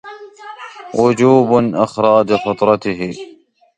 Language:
Arabic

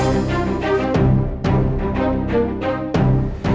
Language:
Indonesian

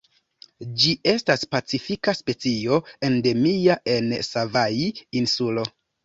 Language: Esperanto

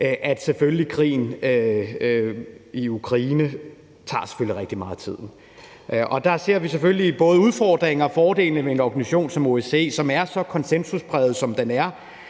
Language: Danish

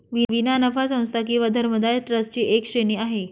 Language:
Marathi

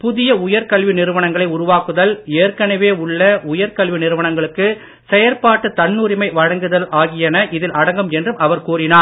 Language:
Tamil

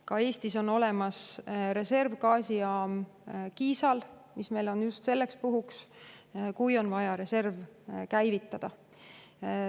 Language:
Estonian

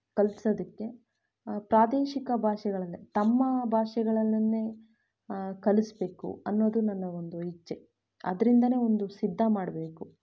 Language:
Kannada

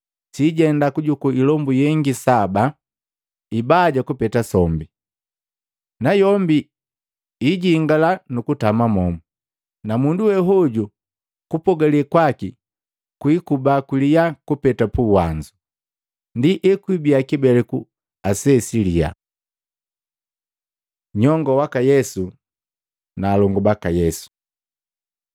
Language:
Matengo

